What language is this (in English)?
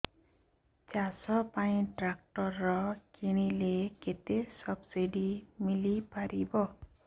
Odia